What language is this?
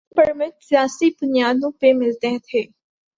Urdu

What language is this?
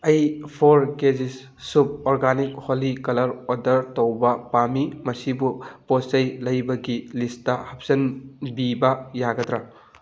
Manipuri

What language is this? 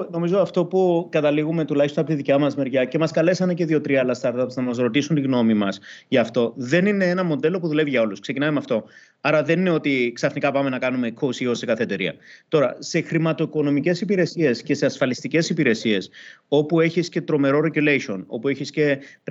Greek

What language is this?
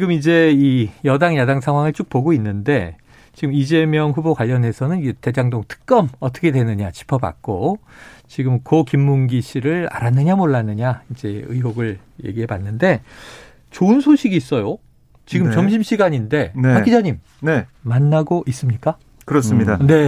Korean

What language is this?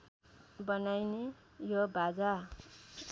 Nepali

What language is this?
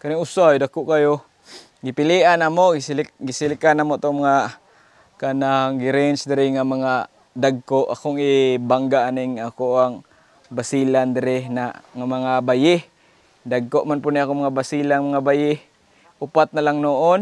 Filipino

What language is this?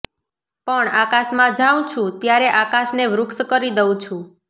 Gujarati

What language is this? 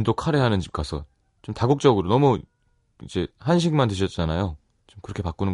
Korean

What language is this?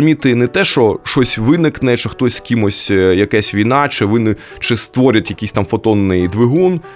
Ukrainian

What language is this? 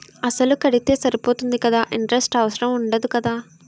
Telugu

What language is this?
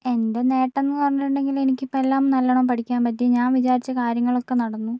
Malayalam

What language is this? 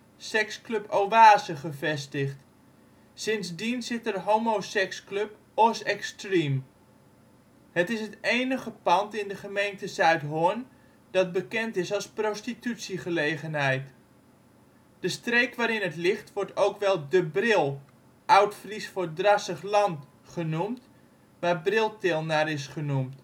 Dutch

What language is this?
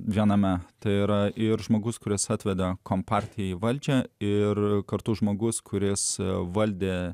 Lithuanian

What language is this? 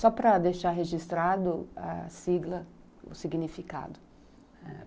Portuguese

